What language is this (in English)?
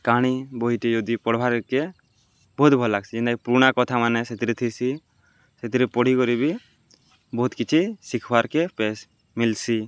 Odia